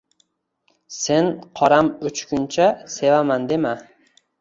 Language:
Uzbek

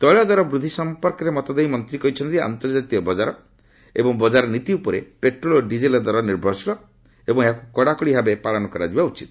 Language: Odia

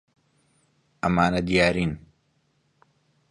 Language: Central Kurdish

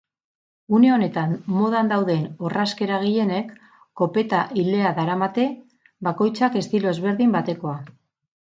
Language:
Basque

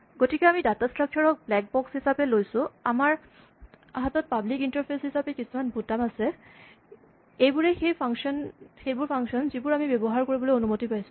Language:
Assamese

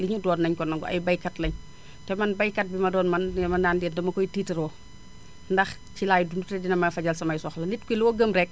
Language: Wolof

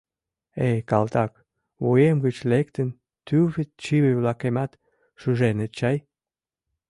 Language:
Mari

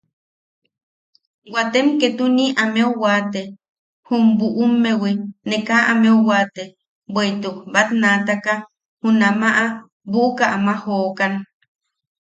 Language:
Yaqui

